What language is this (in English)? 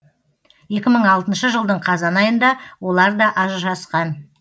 Kazakh